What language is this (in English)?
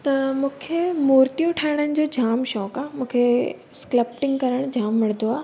Sindhi